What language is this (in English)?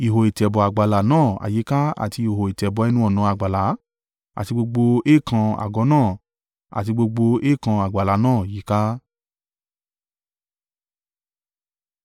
Yoruba